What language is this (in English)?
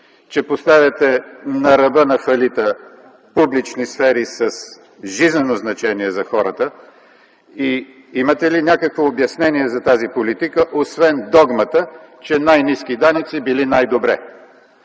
Bulgarian